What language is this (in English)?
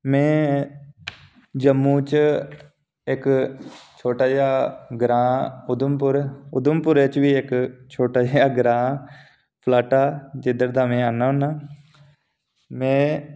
Dogri